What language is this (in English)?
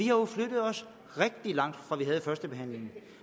Danish